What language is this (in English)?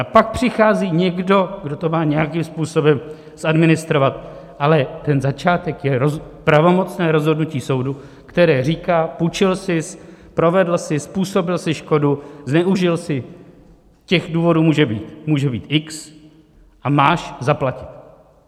Czech